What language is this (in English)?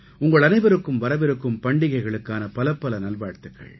Tamil